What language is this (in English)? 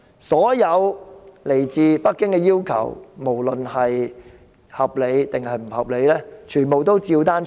Cantonese